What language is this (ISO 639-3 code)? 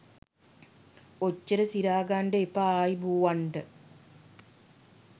sin